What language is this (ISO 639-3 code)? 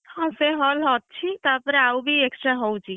ori